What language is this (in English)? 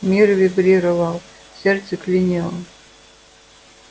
Russian